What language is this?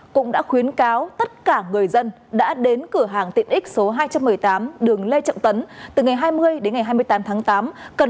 Vietnamese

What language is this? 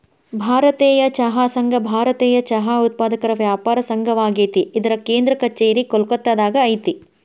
Kannada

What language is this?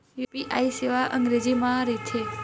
Chhattisgarhi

